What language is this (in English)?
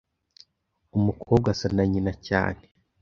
Kinyarwanda